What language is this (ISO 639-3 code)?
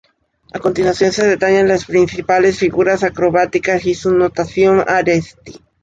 spa